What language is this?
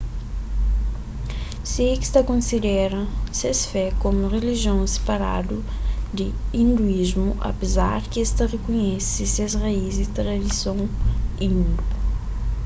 Kabuverdianu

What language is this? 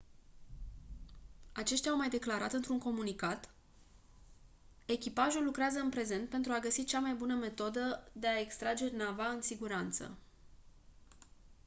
Romanian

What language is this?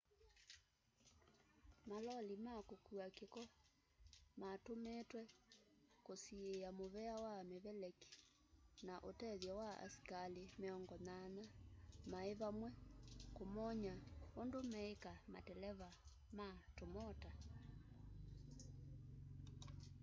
Kamba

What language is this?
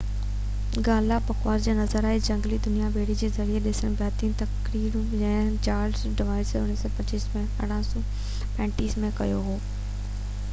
Sindhi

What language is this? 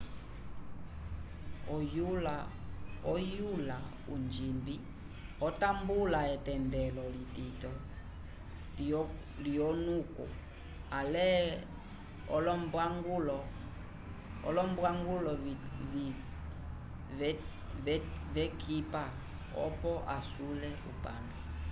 Umbundu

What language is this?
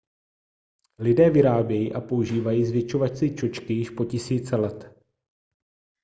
Czech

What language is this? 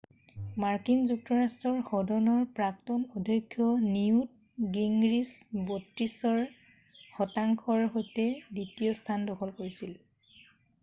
Assamese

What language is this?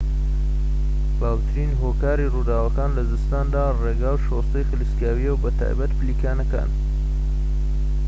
Central Kurdish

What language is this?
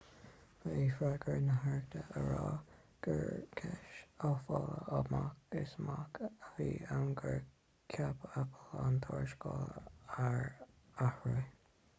Irish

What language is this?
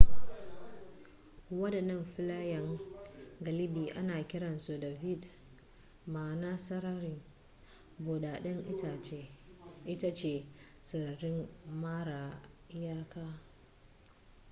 Hausa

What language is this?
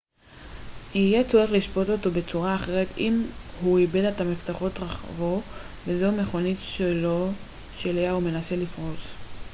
Hebrew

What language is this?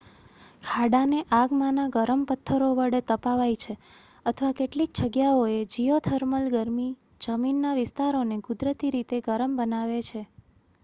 Gujarati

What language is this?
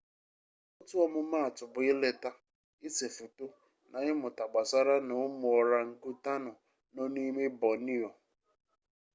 Igbo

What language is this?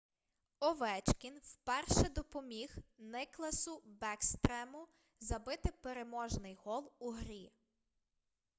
Ukrainian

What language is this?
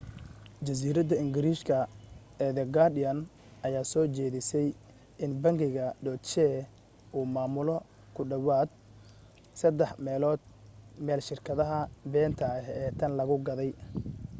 Somali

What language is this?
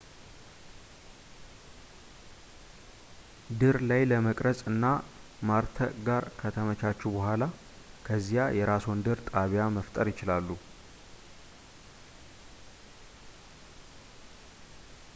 Amharic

